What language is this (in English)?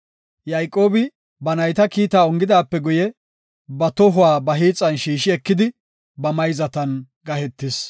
Gofa